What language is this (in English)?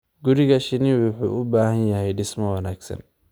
Somali